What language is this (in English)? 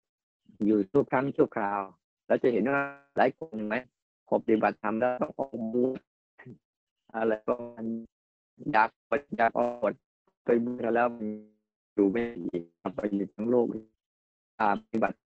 Thai